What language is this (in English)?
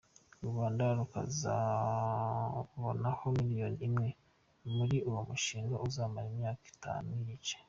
Kinyarwanda